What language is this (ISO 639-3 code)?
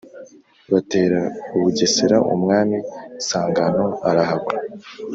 kin